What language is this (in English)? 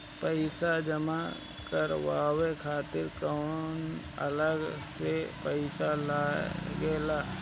Bhojpuri